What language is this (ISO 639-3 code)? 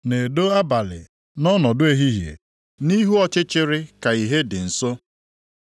ibo